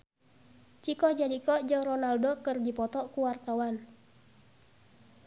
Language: Sundanese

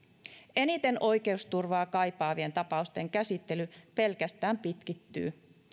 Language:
Finnish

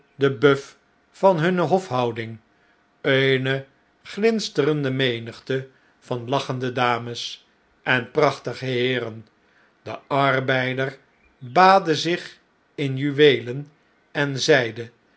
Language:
Dutch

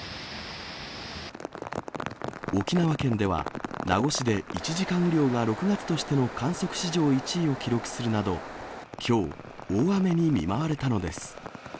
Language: Japanese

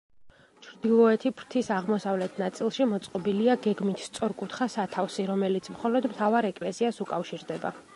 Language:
Georgian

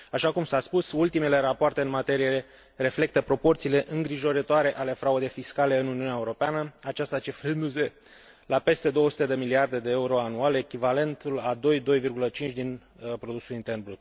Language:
Romanian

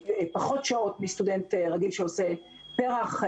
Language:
Hebrew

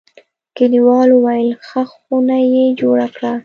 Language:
Pashto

